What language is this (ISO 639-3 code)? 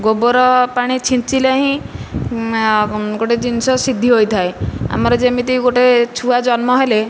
ori